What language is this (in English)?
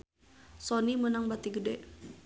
Sundanese